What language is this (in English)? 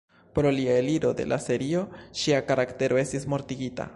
Esperanto